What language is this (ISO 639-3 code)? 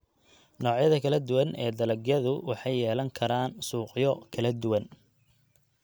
som